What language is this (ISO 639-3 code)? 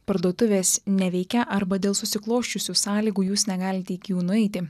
lit